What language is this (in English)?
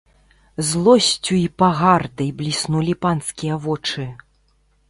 Belarusian